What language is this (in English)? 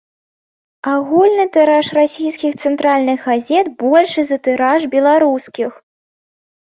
Belarusian